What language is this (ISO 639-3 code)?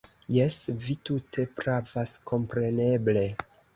epo